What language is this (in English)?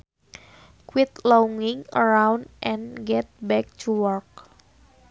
Sundanese